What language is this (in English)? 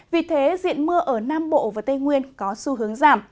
Vietnamese